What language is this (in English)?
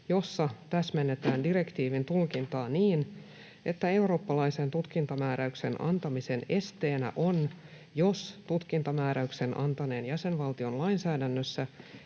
Finnish